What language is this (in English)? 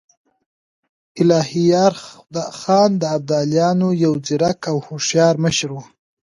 Pashto